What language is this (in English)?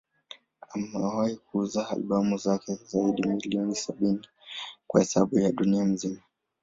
Swahili